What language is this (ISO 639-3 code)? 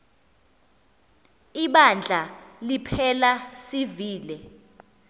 xho